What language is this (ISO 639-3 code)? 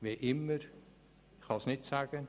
gsw